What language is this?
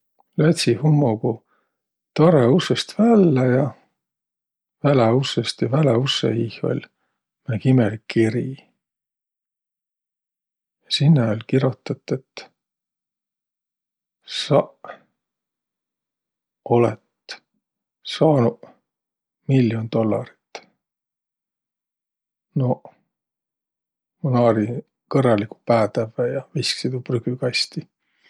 Võro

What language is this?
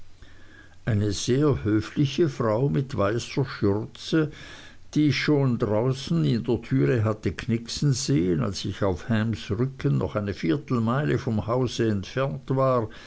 German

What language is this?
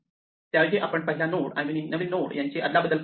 Marathi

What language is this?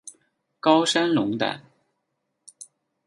Chinese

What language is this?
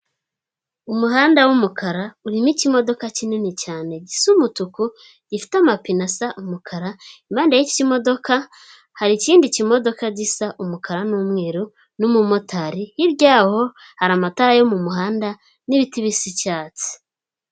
Kinyarwanda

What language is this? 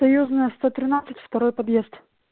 Russian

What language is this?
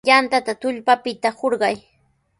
Sihuas Ancash Quechua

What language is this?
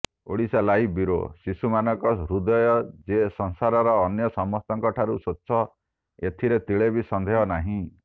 Odia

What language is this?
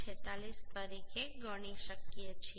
Gujarati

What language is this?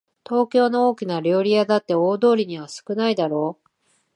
Japanese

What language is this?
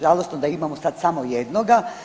Croatian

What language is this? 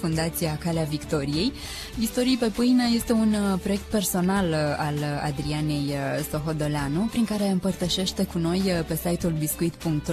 Romanian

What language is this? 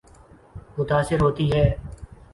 Urdu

